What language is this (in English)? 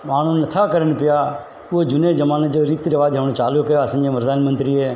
Sindhi